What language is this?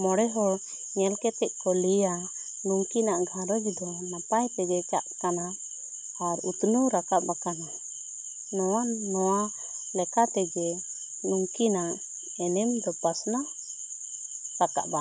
Santali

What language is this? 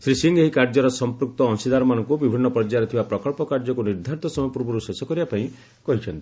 Odia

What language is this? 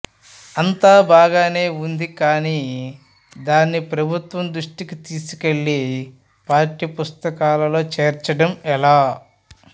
Telugu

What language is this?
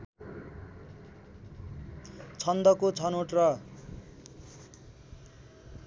Nepali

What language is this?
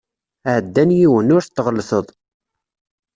Kabyle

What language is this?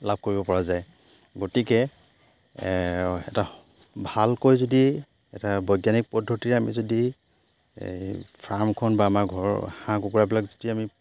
Assamese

